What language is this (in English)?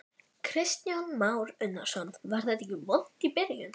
Icelandic